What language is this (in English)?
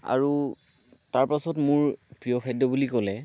Assamese